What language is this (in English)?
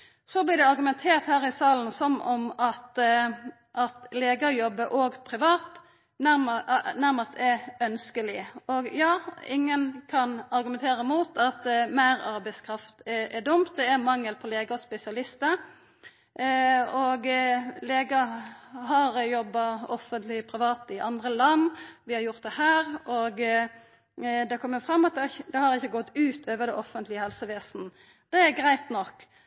Norwegian Nynorsk